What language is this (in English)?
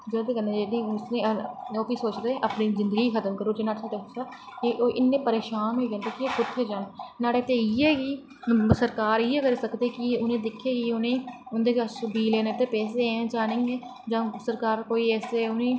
Dogri